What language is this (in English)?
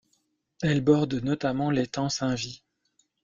French